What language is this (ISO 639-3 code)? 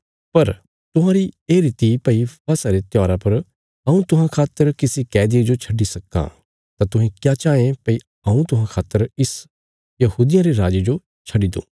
kfs